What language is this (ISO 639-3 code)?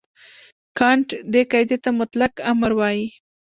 pus